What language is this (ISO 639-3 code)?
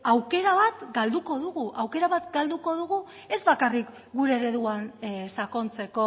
eus